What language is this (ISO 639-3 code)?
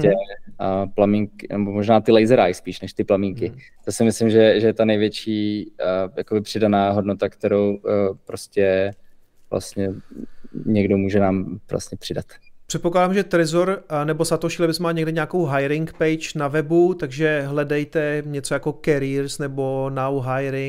ces